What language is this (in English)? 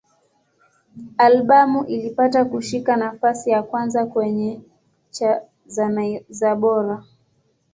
Swahili